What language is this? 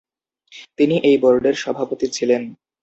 Bangla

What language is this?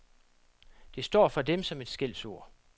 Danish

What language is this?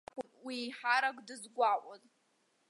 Abkhazian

